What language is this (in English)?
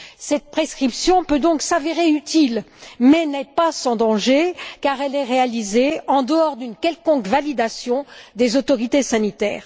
French